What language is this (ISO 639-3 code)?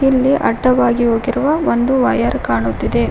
kan